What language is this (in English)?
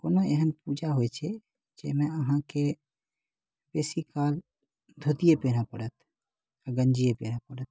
Maithili